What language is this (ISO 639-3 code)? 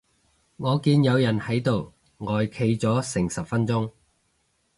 yue